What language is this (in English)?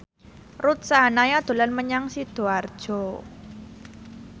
Javanese